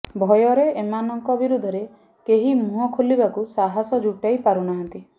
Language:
Odia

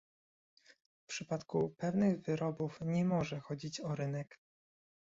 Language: Polish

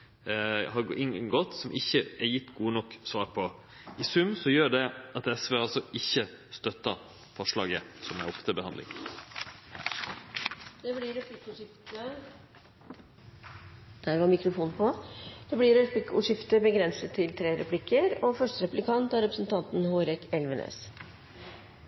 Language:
Norwegian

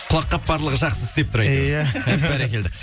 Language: Kazakh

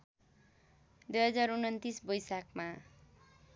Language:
Nepali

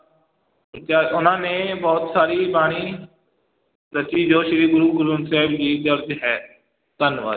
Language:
Punjabi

